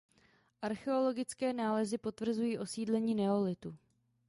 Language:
Czech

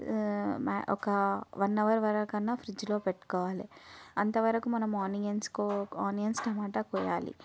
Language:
Telugu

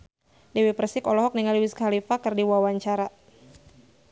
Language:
Sundanese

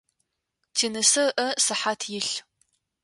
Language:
Adyghe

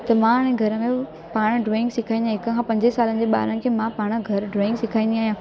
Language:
Sindhi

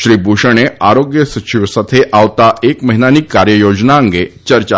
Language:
Gujarati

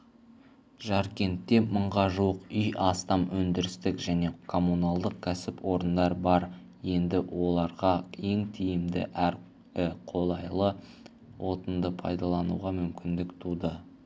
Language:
Kazakh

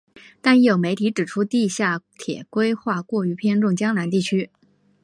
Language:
Chinese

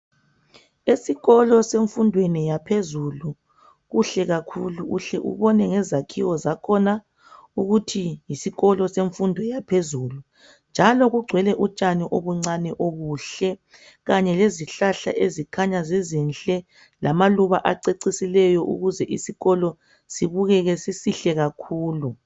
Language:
North Ndebele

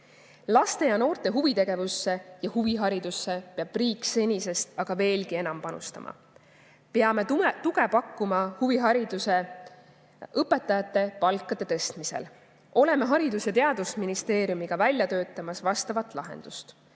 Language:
Estonian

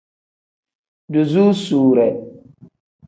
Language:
Tem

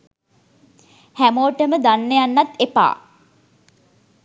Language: Sinhala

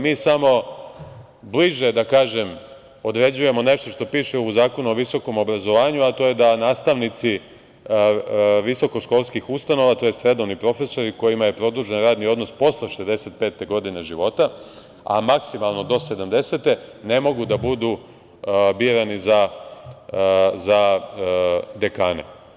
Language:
Serbian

